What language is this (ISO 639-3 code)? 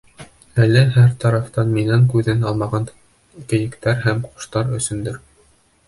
bak